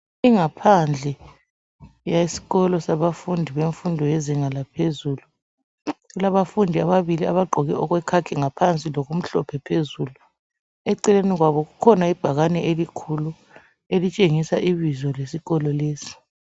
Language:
North Ndebele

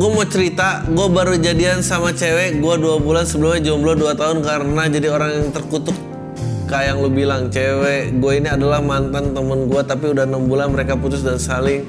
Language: Indonesian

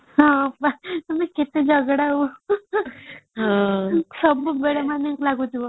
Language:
Odia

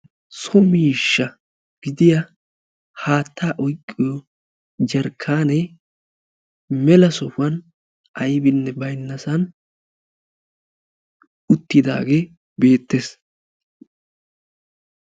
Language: Wolaytta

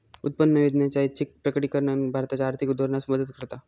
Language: Marathi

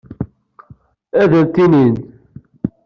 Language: Kabyle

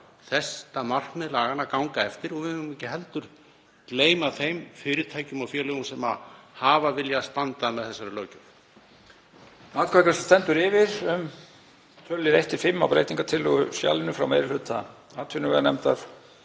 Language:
Icelandic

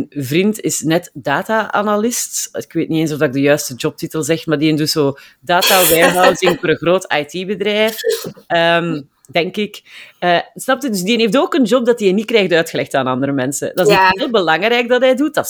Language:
Dutch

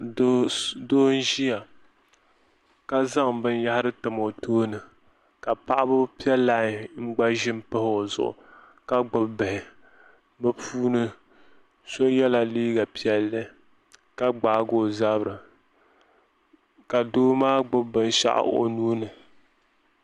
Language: Dagbani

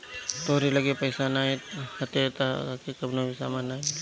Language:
Bhojpuri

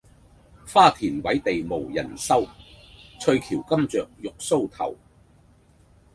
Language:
Cantonese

